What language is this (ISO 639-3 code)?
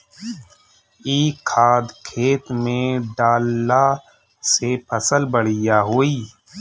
bho